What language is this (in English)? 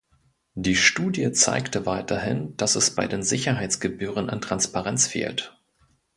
German